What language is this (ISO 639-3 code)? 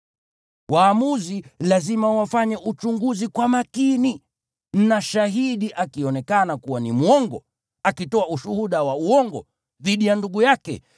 swa